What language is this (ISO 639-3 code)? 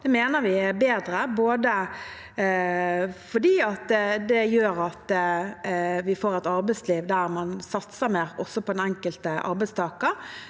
nor